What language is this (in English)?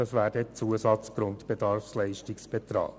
Swiss German